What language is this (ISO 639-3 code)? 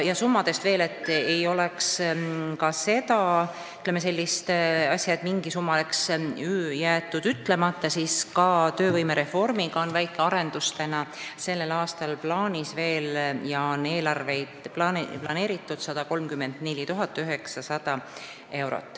est